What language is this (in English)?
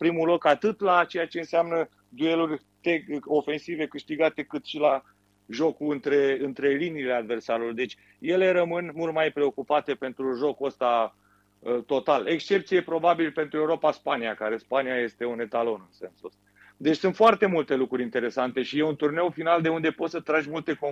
Romanian